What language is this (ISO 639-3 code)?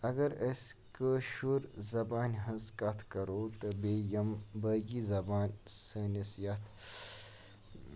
kas